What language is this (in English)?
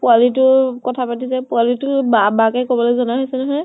Assamese